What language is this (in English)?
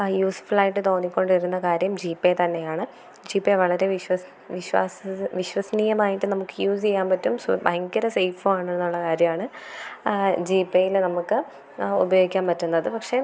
Malayalam